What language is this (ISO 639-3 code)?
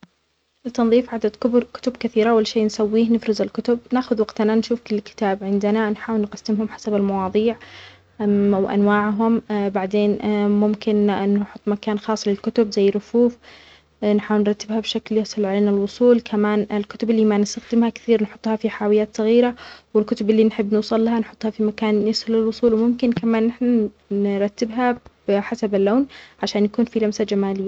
acx